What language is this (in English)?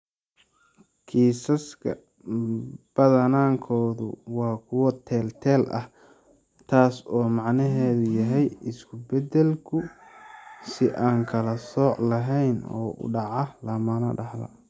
Somali